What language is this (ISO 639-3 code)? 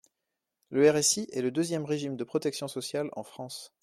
fra